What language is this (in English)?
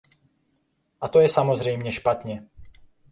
Czech